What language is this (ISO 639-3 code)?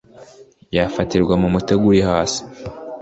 kin